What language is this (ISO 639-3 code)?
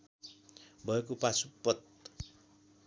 nep